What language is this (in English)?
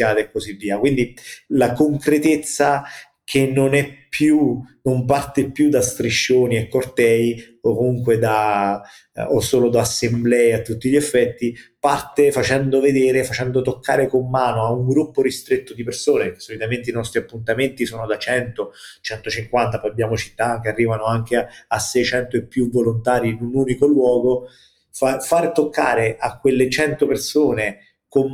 Italian